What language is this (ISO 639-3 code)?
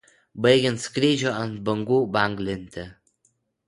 lit